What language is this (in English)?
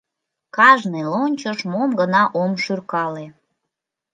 Mari